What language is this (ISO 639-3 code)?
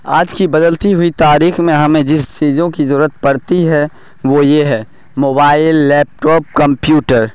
urd